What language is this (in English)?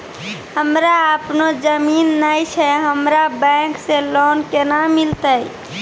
Maithili